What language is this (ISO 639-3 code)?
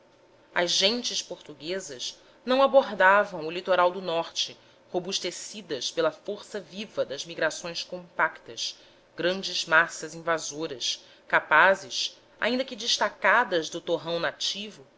por